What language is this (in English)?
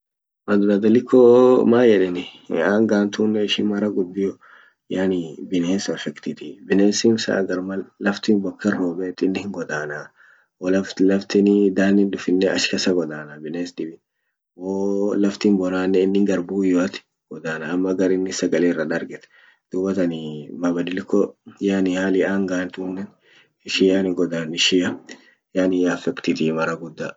Orma